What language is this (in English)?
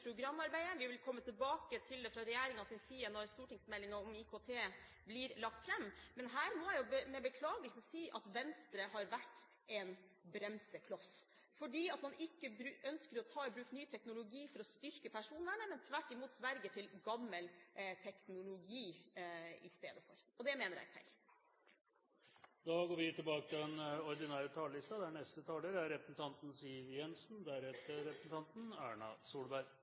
Norwegian